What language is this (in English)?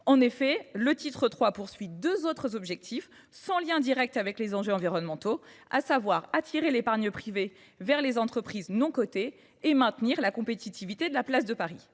French